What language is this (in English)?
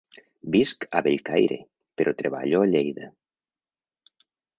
Catalan